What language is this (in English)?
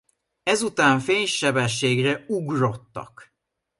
Hungarian